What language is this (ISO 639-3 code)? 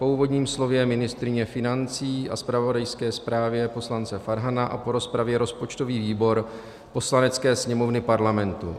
ces